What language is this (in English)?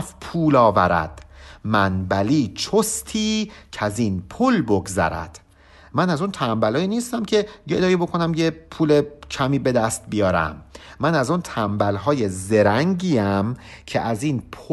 Persian